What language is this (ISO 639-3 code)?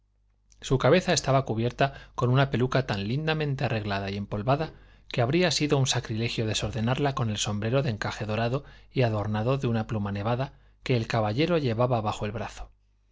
spa